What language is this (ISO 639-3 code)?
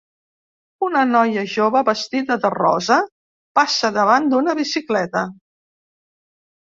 cat